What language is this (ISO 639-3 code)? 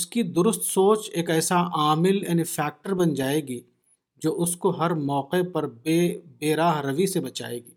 urd